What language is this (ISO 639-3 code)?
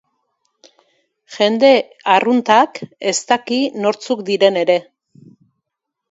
eus